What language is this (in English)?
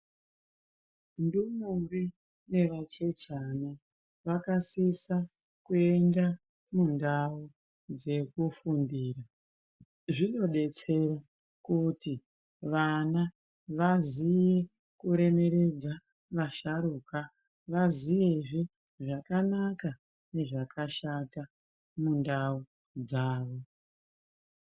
Ndau